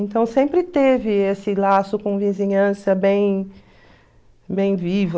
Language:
Portuguese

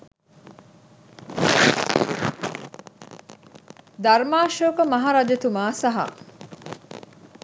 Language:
Sinhala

